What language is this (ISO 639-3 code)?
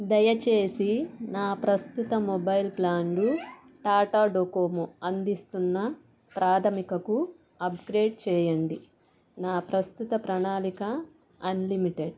tel